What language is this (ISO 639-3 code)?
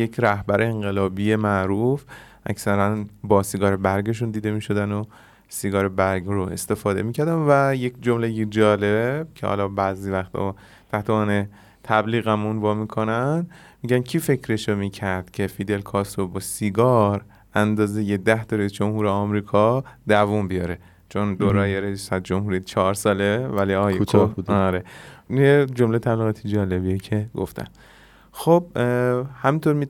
fas